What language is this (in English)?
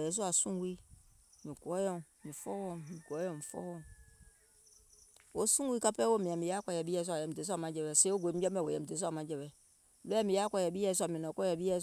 Gola